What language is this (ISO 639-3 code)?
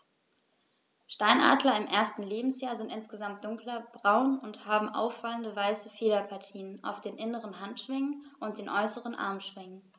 deu